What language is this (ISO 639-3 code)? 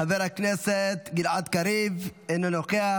heb